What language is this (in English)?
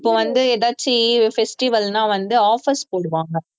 Tamil